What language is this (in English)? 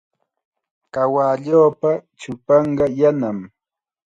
Chiquián Ancash Quechua